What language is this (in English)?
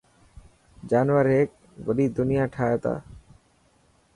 Dhatki